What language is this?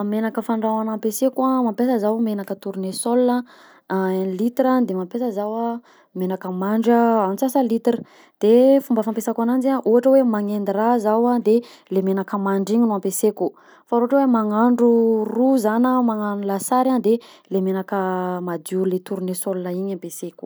Southern Betsimisaraka Malagasy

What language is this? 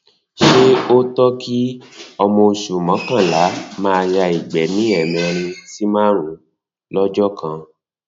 Yoruba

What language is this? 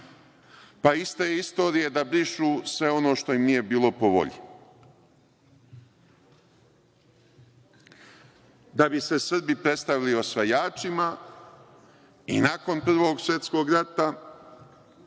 Serbian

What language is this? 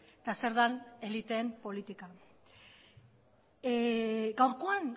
Basque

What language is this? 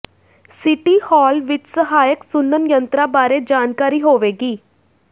Punjabi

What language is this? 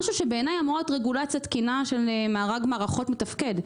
Hebrew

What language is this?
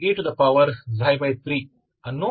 Hindi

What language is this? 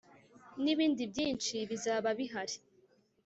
Kinyarwanda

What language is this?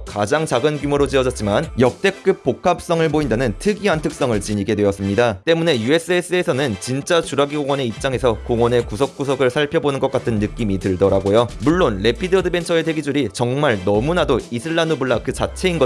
Korean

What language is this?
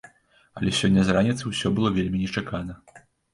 Belarusian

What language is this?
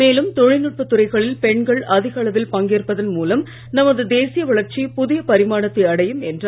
Tamil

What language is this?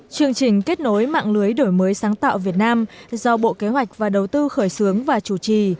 Vietnamese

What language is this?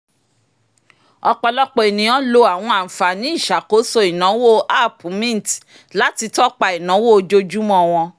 Yoruba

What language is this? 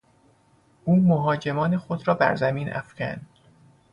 Persian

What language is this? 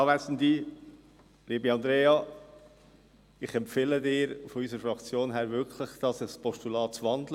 Swiss German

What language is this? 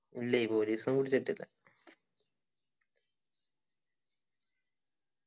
Malayalam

